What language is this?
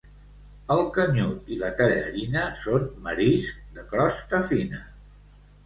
Catalan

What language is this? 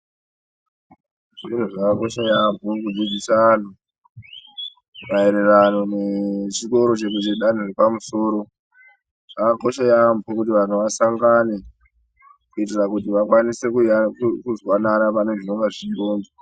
Ndau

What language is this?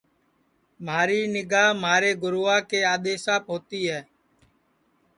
Sansi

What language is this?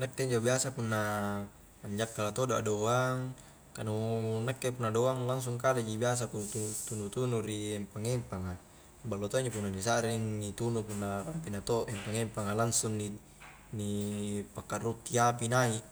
Highland Konjo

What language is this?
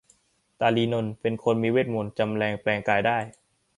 Thai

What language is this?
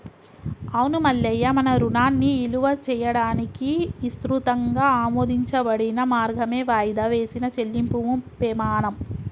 Telugu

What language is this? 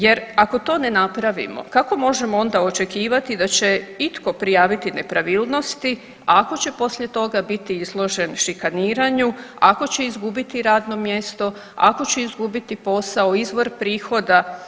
Croatian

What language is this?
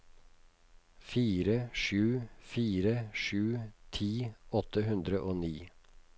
Norwegian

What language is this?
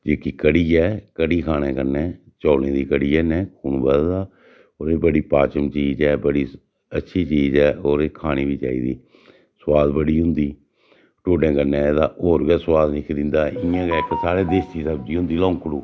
Dogri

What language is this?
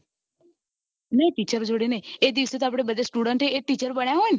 Gujarati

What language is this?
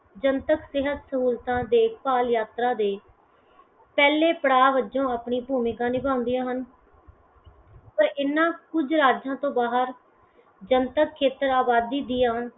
Punjabi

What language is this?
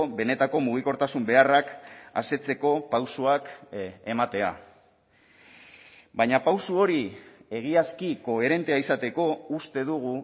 Basque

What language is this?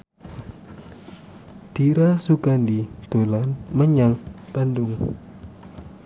Javanese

